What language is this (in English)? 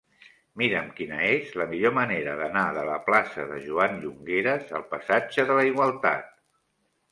Catalan